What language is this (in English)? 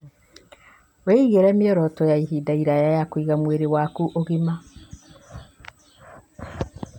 Kikuyu